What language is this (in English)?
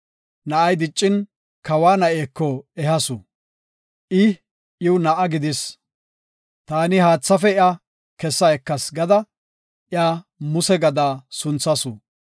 Gofa